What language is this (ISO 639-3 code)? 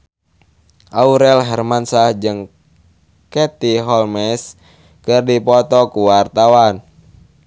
sun